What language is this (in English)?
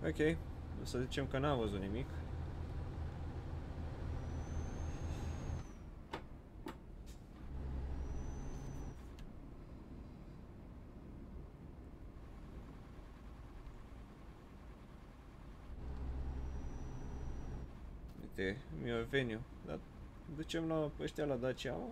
Romanian